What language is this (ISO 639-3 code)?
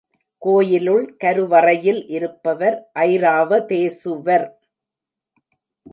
tam